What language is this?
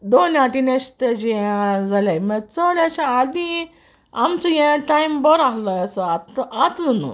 Konkani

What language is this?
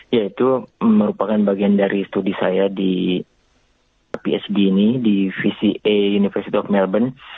Indonesian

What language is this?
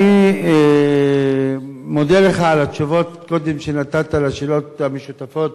Hebrew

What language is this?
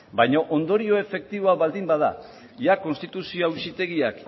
Basque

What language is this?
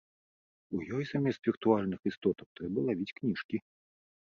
Belarusian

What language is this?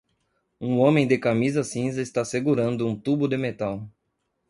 Portuguese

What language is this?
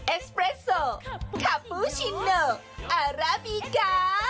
Thai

